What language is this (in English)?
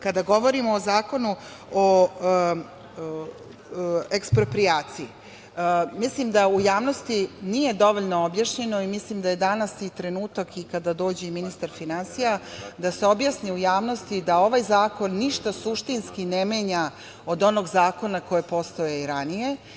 Serbian